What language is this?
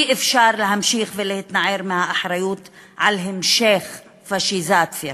Hebrew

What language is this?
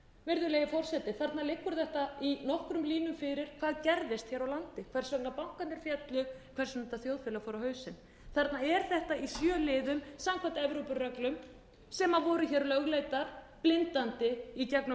Icelandic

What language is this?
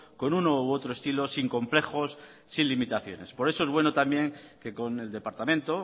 Spanish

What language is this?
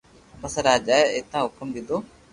Loarki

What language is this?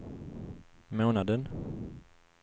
Swedish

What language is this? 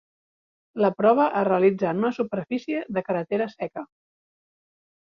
Catalan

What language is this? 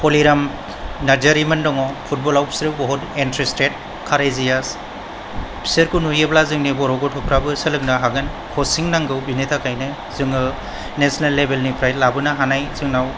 Bodo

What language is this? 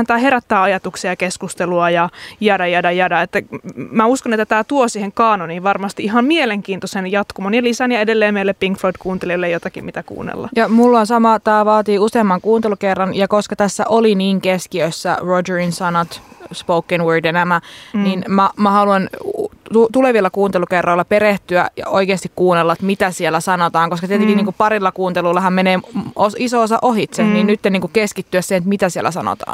Finnish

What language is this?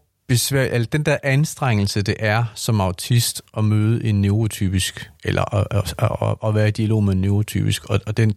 Danish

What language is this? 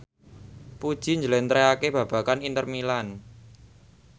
Javanese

